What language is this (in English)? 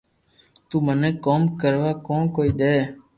Loarki